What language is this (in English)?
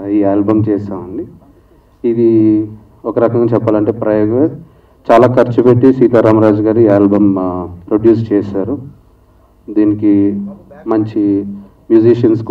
Telugu